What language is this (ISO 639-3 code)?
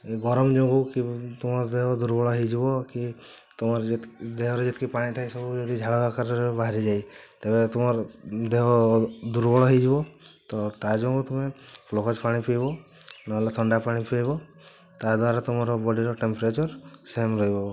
ori